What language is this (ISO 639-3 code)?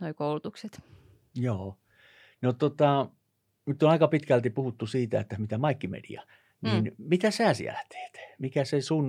fin